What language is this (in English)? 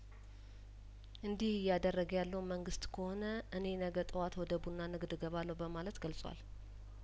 Amharic